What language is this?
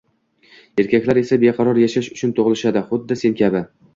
Uzbek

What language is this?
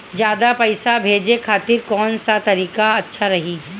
Bhojpuri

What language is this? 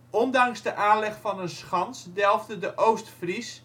Dutch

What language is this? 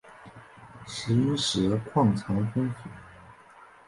Chinese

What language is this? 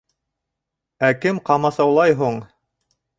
Bashkir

